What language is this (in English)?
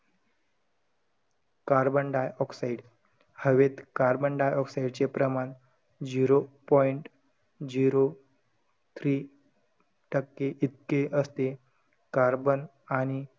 Marathi